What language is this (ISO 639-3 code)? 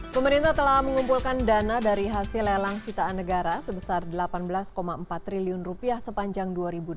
ind